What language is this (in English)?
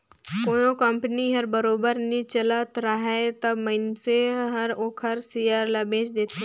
Chhattisgarhi